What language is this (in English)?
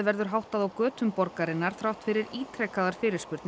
Icelandic